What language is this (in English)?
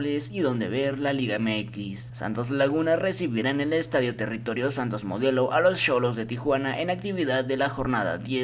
Spanish